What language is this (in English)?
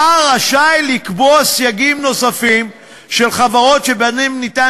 Hebrew